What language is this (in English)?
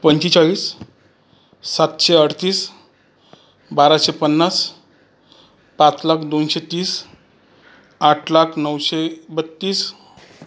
Marathi